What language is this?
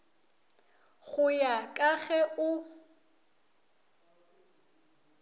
Northern Sotho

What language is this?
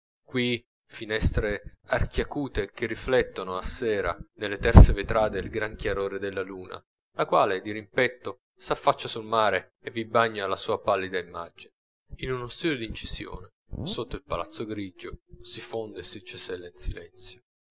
Italian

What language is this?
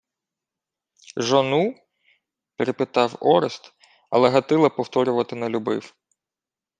Ukrainian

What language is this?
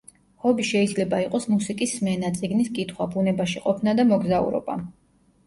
Georgian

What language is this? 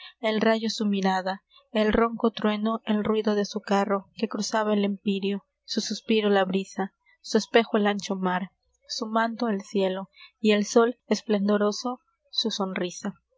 Spanish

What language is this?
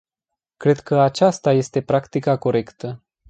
Romanian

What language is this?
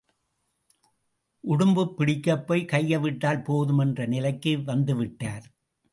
Tamil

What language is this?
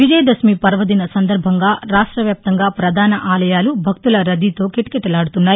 Telugu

